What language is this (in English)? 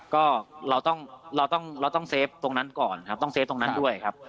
Thai